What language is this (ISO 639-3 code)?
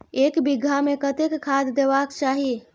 mai